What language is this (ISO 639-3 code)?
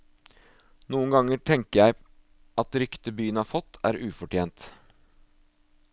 nor